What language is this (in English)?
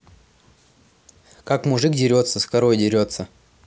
Russian